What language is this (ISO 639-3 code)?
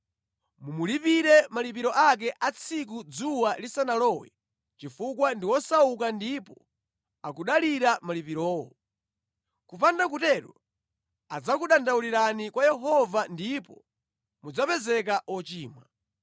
nya